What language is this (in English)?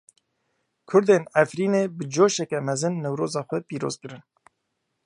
Kurdish